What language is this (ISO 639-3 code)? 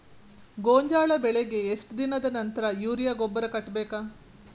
kan